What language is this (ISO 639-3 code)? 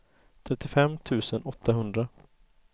swe